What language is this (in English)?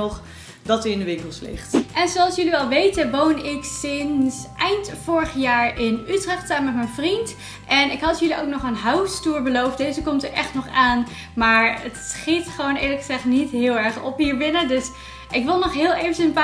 Dutch